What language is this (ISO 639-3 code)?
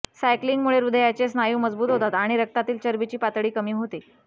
mar